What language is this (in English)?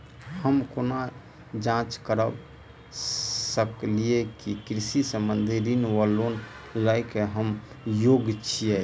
Maithili